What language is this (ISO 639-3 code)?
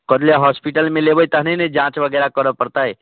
mai